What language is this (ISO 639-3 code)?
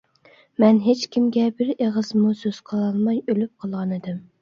uig